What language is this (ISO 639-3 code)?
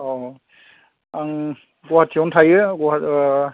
brx